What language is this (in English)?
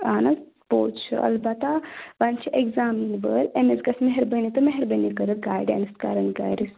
Kashmiri